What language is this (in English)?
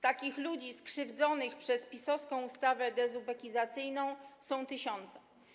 Polish